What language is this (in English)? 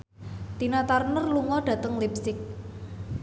Javanese